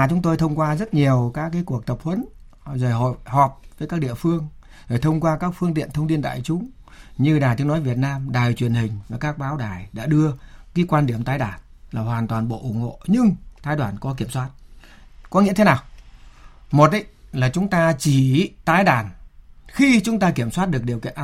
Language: Vietnamese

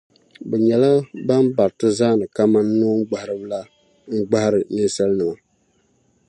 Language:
Dagbani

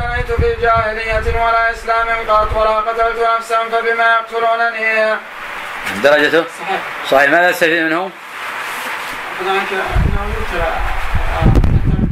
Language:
Arabic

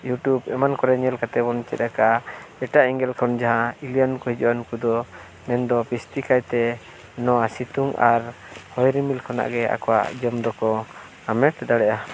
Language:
Santali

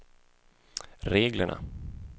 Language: Swedish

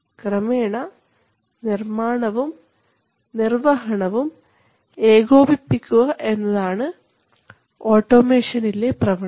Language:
Malayalam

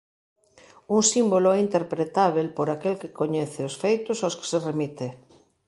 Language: Galician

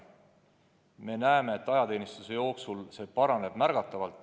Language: Estonian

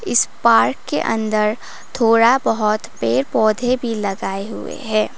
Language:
Hindi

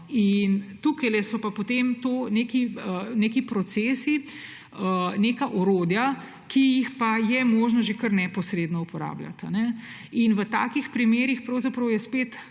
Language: Slovenian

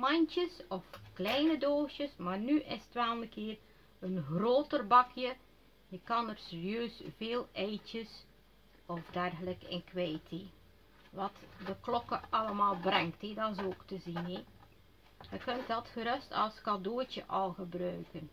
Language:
Dutch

